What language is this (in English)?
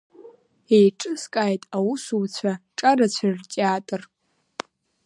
Abkhazian